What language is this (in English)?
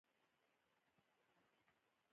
Pashto